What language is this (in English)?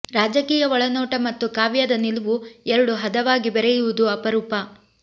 Kannada